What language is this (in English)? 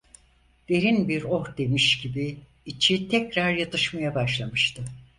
Turkish